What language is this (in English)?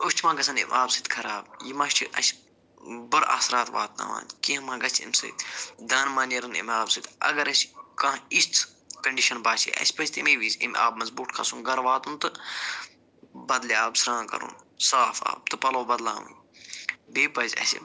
Kashmiri